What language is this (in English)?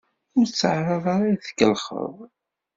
Kabyle